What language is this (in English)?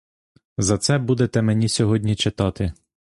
Ukrainian